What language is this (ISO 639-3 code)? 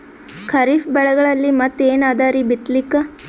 kan